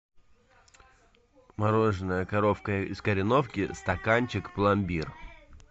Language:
Russian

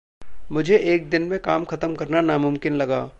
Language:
Hindi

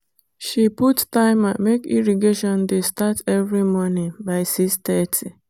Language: Nigerian Pidgin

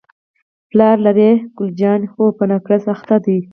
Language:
Pashto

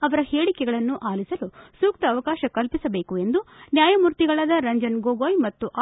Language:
Kannada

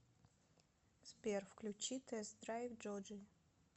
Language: Russian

